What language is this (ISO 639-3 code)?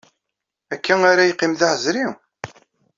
kab